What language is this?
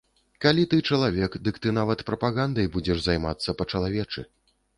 Belarusian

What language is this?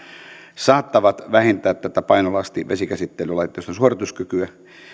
Finnish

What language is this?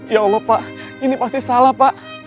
Indonesian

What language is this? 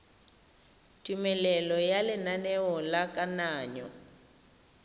Tswana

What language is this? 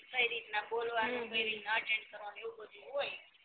Gujarati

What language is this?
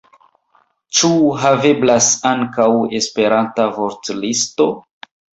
Esperanto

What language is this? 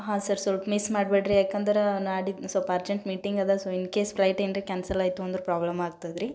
Kannada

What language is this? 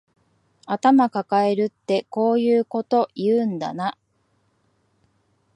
Japanese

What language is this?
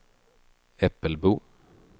Swedish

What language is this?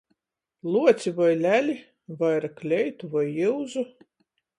Latgalian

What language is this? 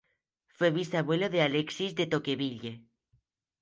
Spanish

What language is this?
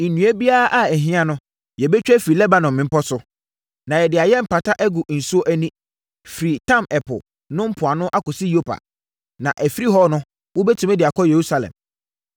Akan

